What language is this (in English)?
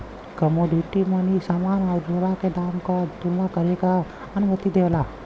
Bhojpuri